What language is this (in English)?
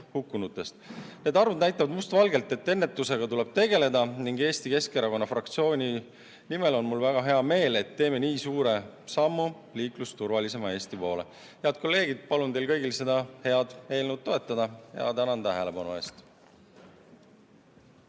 Estonian